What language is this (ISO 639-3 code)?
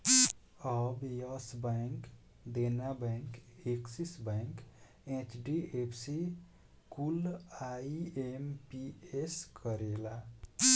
bho